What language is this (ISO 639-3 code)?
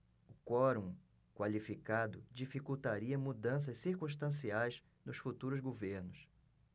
por